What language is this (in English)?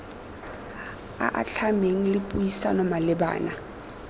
Tswana